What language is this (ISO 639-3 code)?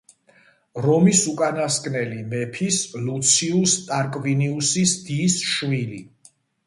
kat